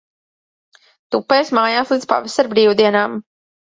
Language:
Latvian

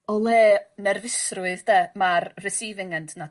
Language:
Welsh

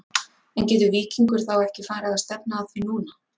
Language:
Icelandic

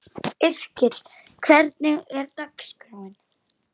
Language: Icelandic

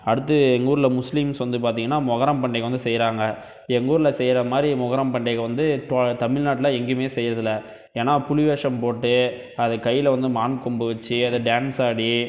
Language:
Tamil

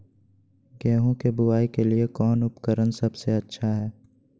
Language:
Magahi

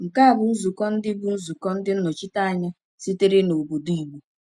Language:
Igbo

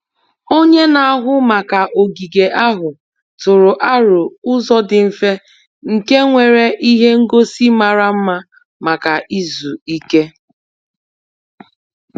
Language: Igbo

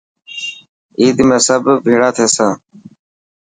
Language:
Dhatki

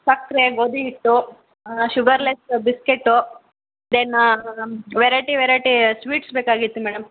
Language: Kannada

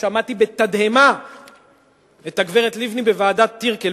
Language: Hebrew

